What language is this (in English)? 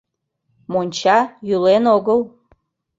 Mari